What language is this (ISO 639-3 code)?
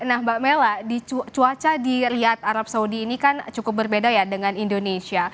ind